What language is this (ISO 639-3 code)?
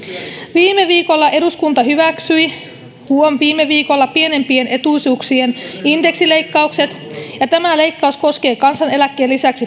fin